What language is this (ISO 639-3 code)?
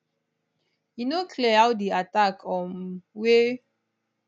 pcm